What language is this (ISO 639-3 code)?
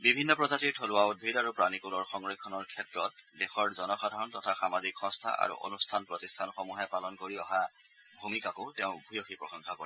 asm